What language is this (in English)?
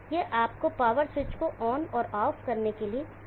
Hindi